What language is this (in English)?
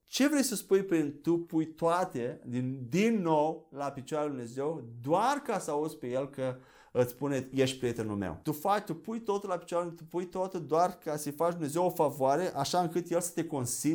Romanian